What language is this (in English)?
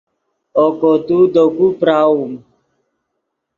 Yidgha